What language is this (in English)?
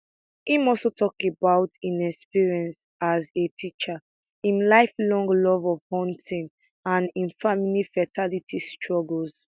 Nigerian Pidgin